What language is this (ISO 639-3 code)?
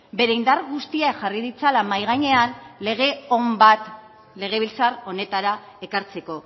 eus